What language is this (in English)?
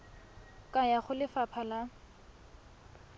Tswana